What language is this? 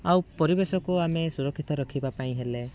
Odia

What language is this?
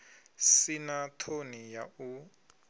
Venda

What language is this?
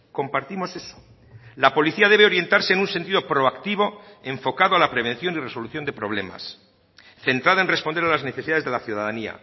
Spanish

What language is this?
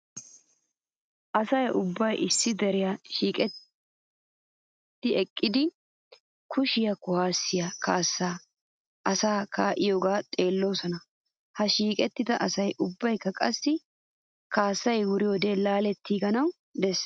Wolaytta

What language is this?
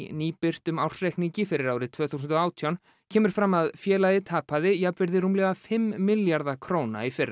Icelandic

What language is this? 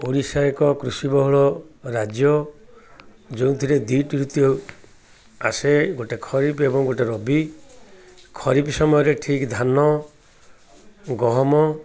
Odia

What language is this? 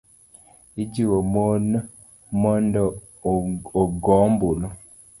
Luo (Kenya and Tanzania)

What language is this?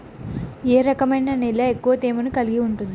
Telugu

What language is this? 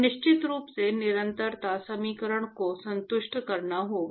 Hindi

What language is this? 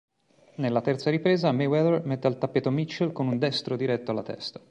Italian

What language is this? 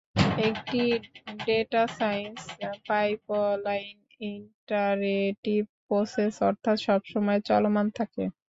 Bangla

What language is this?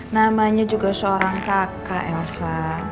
Indonesian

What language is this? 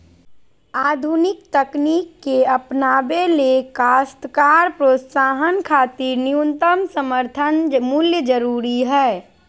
Magahi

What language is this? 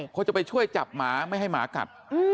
Thai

